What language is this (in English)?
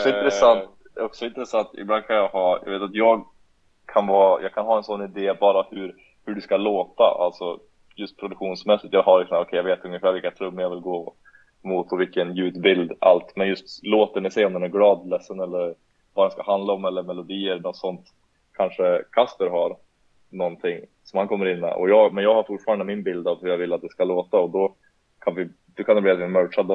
Swedish